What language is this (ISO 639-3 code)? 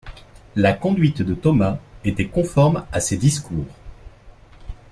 fra